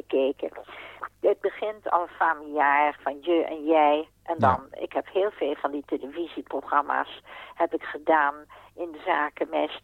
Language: Dutch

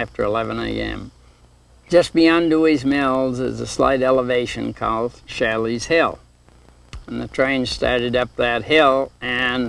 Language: English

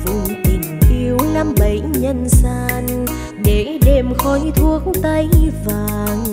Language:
Vietnamese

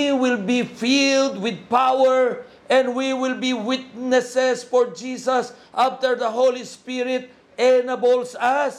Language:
Filipino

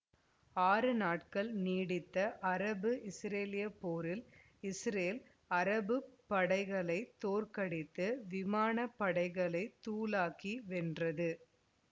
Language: Tamil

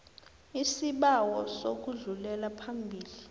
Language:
South Ndebele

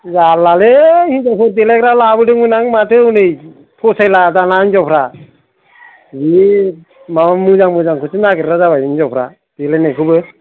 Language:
Bodo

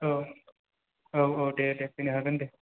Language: Bodo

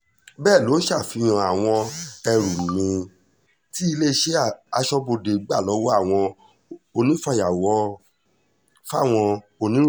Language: Yoruba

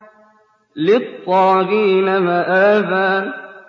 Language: Arabic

